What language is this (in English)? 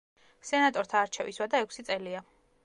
Georgian